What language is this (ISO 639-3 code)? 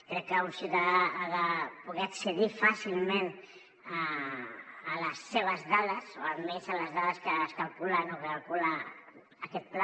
cat